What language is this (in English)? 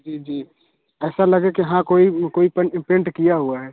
Hindi